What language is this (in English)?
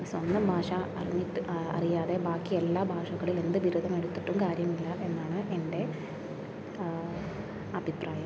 Malayalam